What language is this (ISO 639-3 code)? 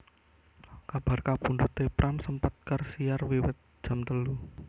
jav